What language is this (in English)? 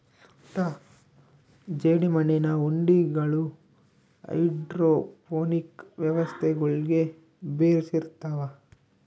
Kannada